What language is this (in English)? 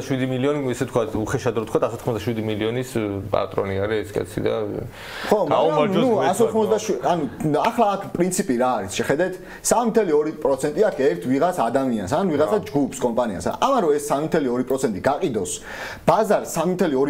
Korean